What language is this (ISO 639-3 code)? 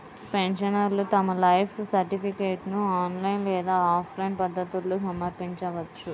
tel